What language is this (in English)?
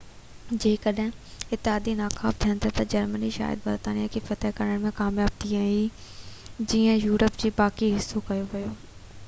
Sindhi